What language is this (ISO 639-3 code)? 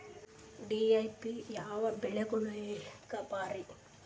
kan